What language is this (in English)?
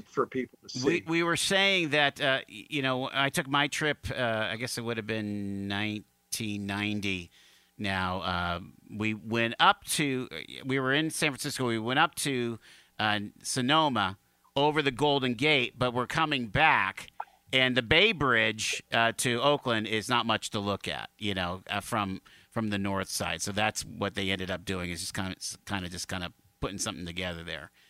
English